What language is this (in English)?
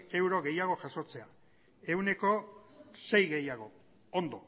Basque